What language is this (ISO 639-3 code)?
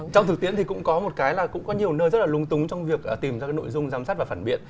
vie